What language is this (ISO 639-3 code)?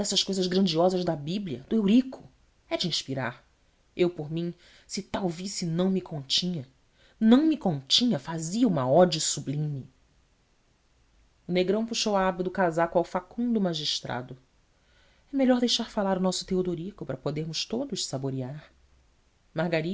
por